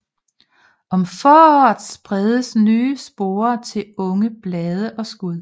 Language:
Danish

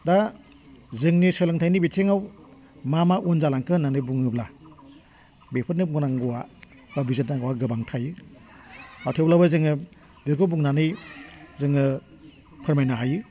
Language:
Bodo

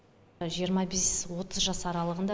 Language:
Kazakh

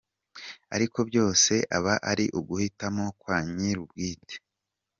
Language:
Kinyarwanda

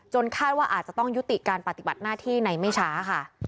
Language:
Thai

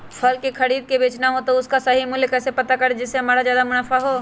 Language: Magahi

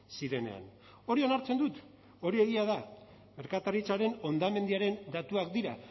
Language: Basque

